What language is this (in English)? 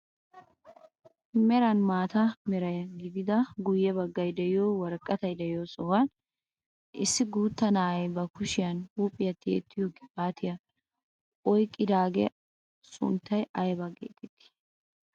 Wolaytta